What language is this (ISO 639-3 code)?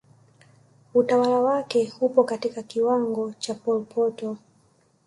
swa